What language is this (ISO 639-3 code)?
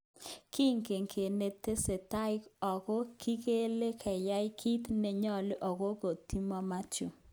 kln